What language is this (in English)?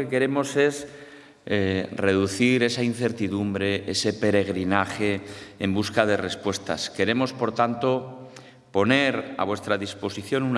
Spanish